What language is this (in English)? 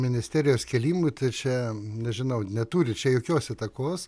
Lithuanian